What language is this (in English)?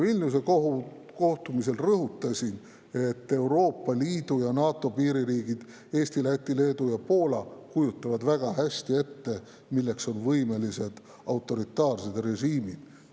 Estonian